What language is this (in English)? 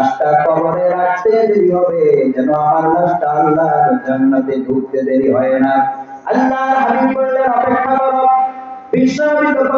Arabic